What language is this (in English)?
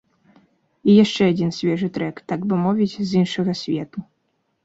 Belarusian